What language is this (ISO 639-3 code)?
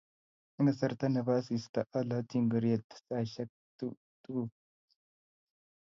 kln